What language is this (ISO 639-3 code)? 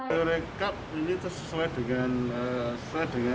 ind